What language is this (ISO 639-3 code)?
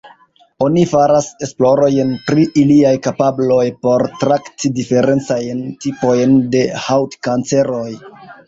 epo